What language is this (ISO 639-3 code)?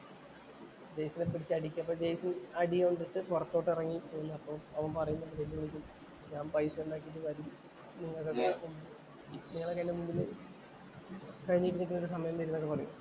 mal